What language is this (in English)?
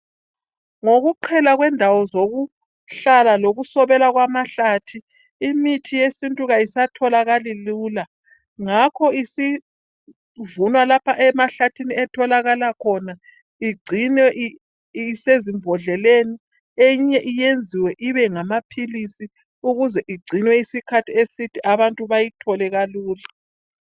North Ndebele